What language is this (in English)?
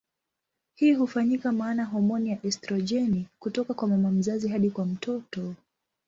Swahili